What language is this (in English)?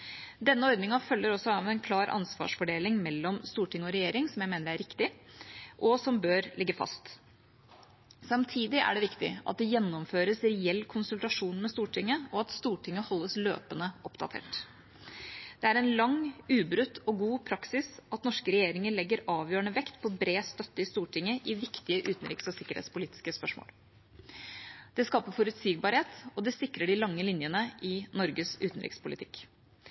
Norwegian Bokmål